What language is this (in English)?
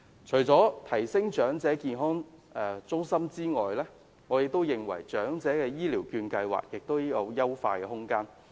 Cantonese